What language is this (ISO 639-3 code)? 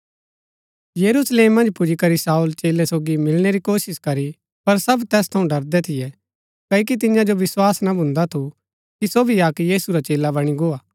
gbk